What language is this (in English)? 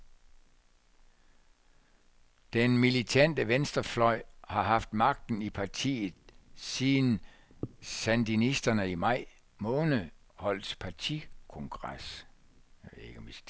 Danish